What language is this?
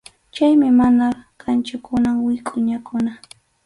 Arequipa-La Unión Quechua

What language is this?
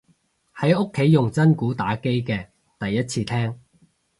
Cantonese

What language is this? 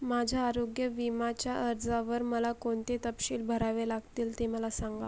Marathi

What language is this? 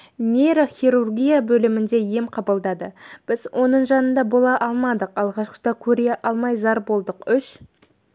Kazakh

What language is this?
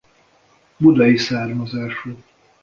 Hungarian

